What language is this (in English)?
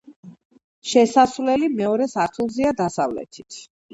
Georgian